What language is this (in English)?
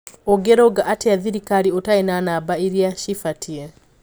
Kikuyu